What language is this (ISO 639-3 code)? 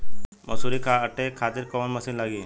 bho